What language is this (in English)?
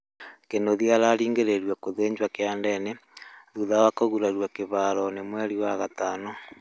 Kikuyu